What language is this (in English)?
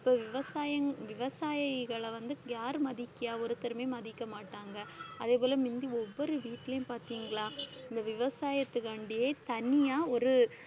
Tamil